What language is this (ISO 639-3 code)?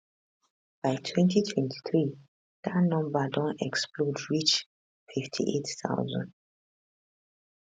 pcm